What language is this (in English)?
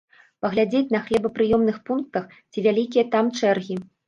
Belarusian